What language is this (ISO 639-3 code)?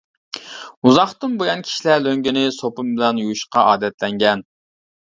uig